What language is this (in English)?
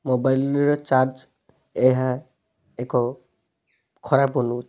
Odia